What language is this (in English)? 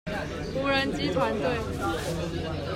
Chinese